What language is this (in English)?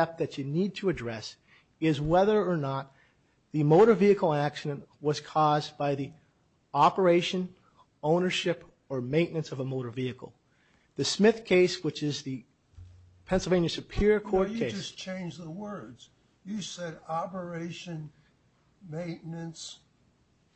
English